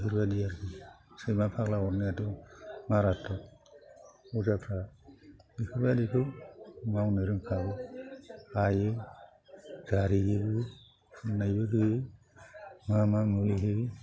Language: Bodo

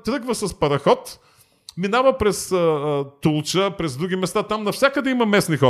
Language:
Bulgarian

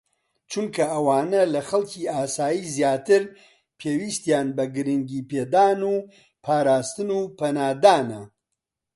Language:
Central Kurdish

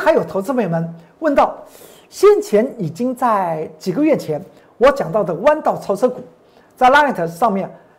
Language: Chinese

